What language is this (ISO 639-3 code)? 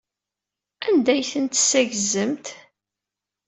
kab